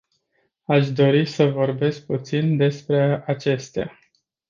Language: Romanian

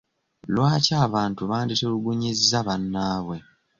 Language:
Ganda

